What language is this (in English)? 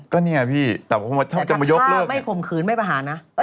Thai